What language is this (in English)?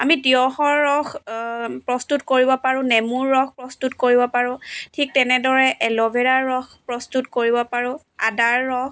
Assamese